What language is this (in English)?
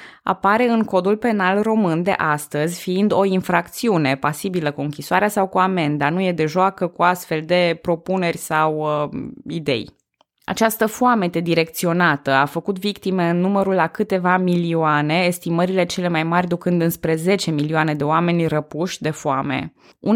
Romanian